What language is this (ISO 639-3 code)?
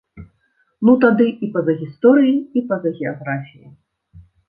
bel